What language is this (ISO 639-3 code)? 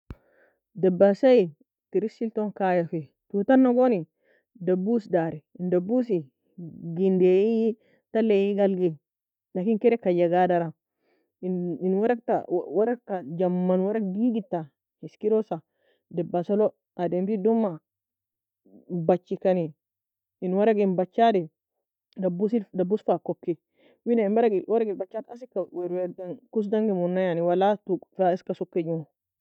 fia